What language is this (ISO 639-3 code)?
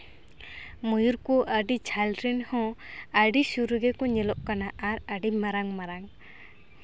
sat